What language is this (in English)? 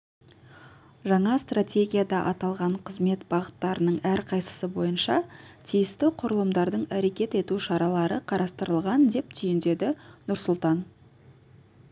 Kazakh